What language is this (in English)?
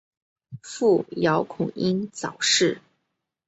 Chinese